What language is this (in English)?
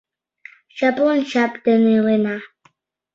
Mari